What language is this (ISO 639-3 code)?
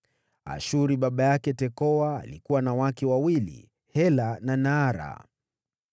swa